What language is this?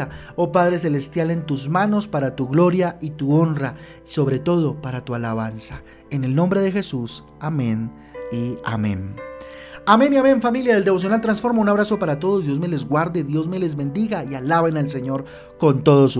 Spanish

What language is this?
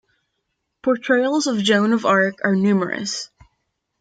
English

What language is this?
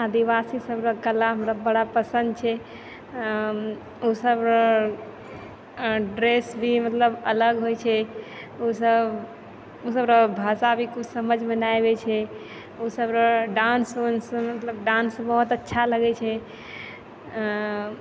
Maithili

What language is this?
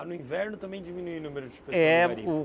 Portuguese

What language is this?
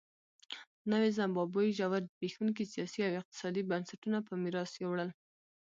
Pashto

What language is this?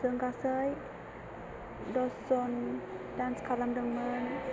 Bodo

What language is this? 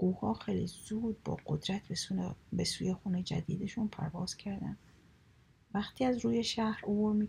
Persian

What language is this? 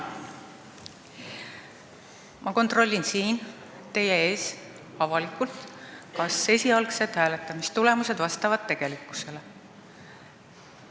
Estonian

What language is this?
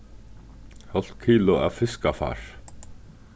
Faroese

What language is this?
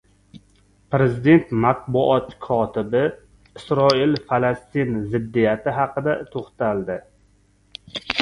Uzbek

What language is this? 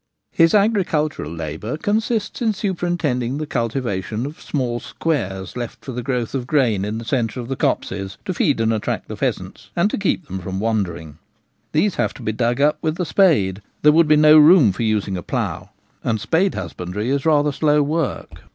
English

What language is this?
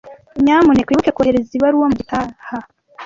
Kinyarwanda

